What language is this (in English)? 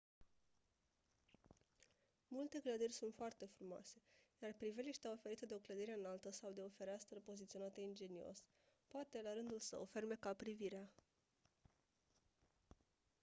Romanian